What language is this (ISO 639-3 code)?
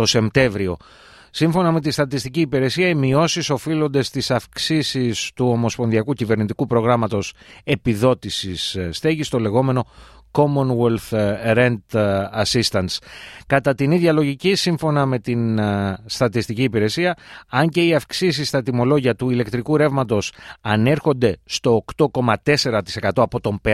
ell